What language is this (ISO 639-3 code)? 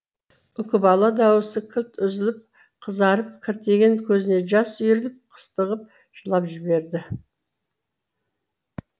kaz